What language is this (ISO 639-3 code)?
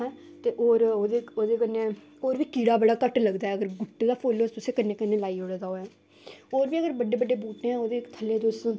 doi